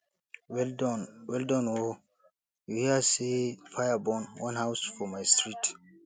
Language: Nigerian Pidgin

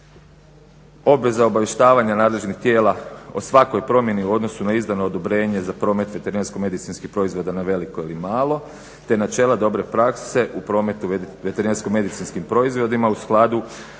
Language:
Croatian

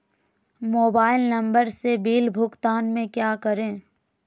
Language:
Magahi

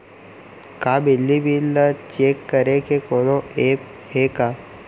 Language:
Chhattisgarhi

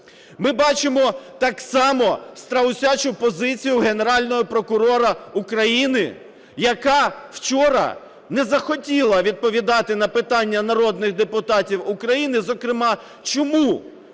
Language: Ukrainian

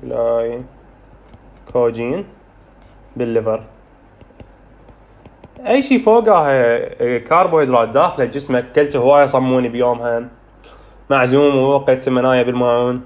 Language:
Arabic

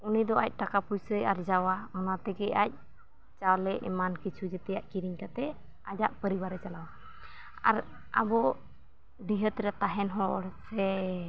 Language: Santali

